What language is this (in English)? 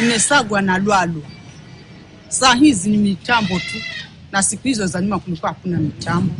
Swahili